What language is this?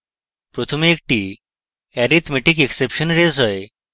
Bangla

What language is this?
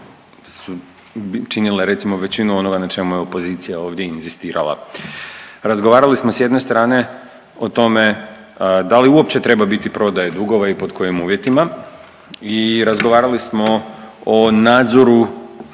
Croatian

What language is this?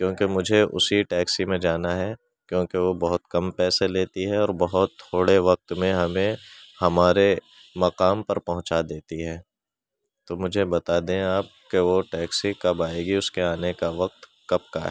Urdu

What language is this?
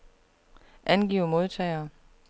Danish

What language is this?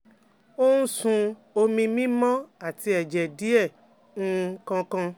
Yoruba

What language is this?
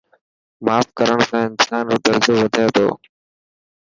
Dhatki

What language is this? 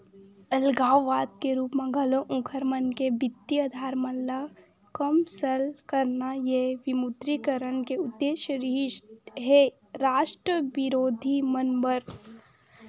Chhattisgarhi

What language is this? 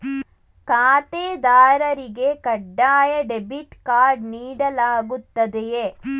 Kannada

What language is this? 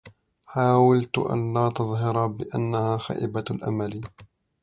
Arabic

